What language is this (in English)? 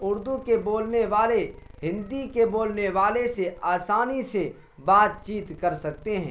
Urdu